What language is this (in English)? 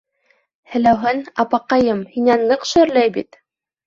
Bashkir